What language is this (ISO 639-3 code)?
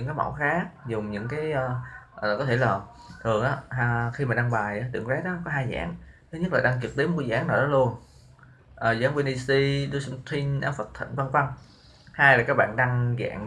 vie